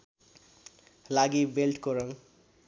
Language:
Nepali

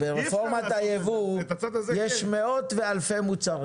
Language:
Hebrew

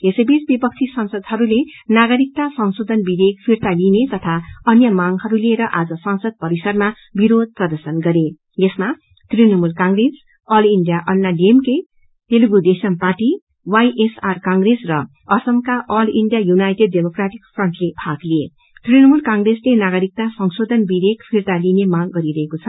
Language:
Nepali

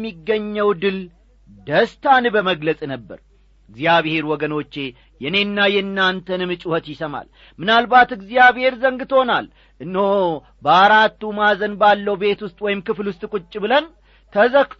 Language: Amharic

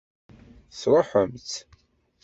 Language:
Kabyle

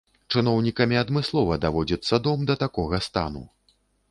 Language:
Belarusian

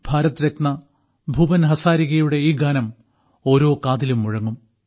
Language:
Malayalam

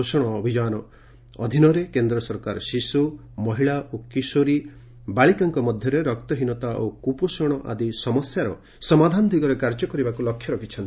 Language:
Odia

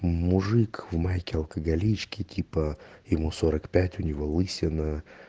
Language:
Russian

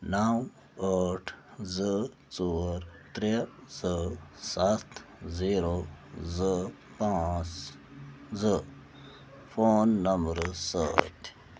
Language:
Kashmiri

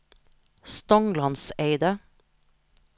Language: Norwegian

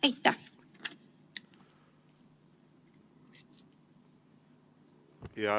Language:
Estonian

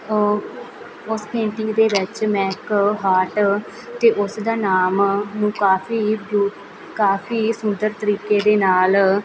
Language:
Punjabi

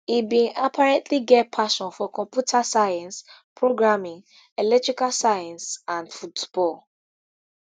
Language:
Nigerian Pidgin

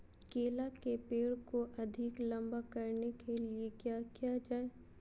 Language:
Magahi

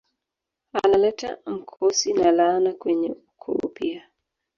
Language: Swahili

